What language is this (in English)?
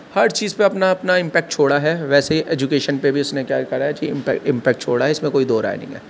Urdu